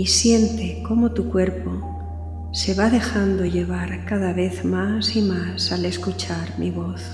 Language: Spanish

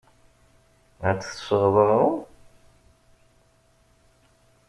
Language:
Kabyle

